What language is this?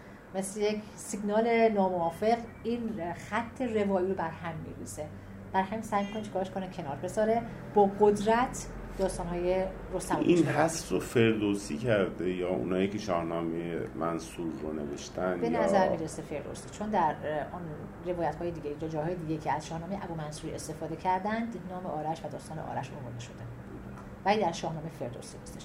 Persian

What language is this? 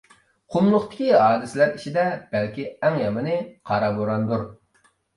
Uyghur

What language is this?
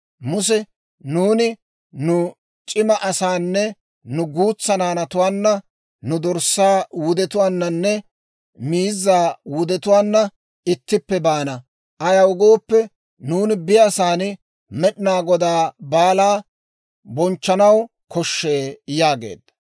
Dawro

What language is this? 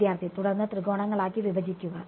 Malayalam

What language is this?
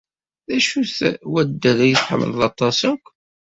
Kabyle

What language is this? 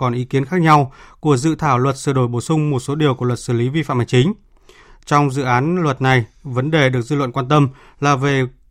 Vietnamese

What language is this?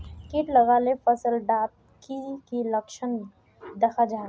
Magahi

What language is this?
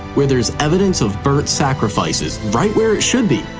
English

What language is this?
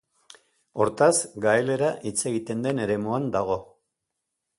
Basque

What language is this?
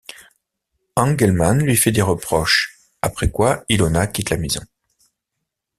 French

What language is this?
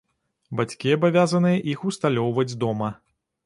Belarusian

